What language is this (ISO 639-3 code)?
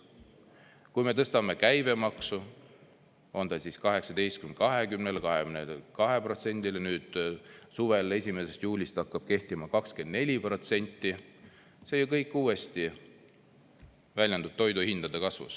est